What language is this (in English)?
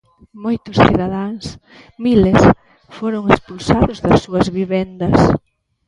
Galician